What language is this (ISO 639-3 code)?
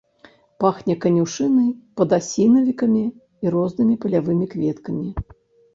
bel